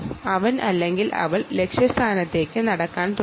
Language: Malayalam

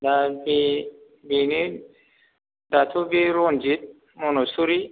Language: Bodo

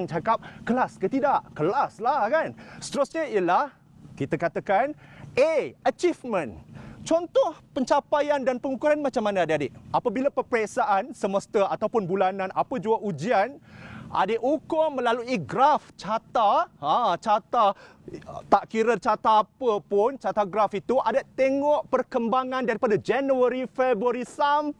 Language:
Malay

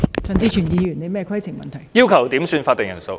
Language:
Cantonese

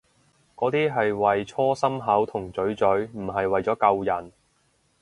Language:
Cantonese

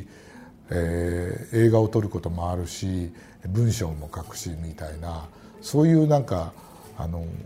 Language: Japanese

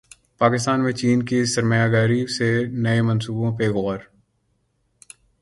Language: Urdu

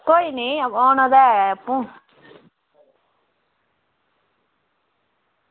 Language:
Dogri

